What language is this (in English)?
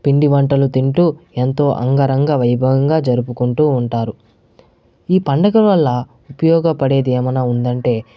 Telugu